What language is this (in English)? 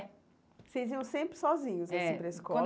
Portuguese